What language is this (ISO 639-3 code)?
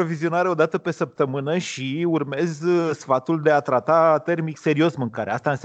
ron